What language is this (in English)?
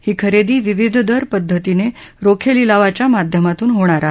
Marathi